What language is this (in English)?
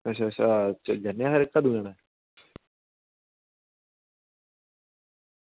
Dogri